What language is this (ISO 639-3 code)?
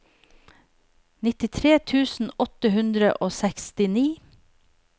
nor